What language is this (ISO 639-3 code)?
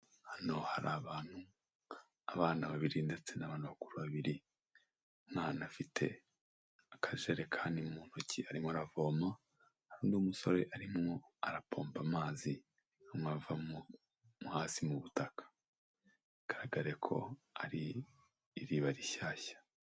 kin